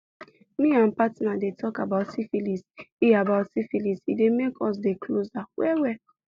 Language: Nigerian Pidgin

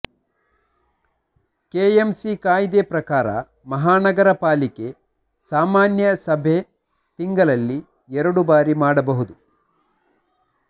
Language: Kannada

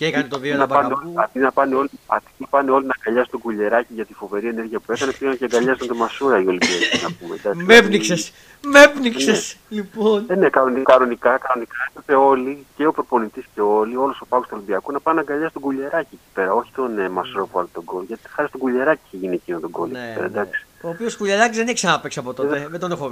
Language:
Greek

